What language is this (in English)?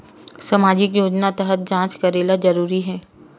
Chhattisgarhi